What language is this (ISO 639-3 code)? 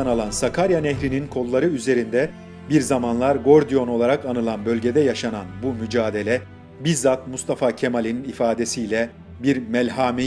tur